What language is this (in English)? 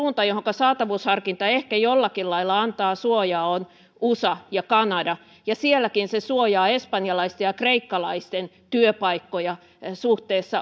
Finnish